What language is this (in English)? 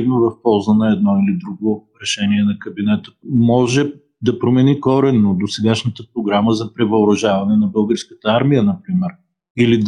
Bulgarian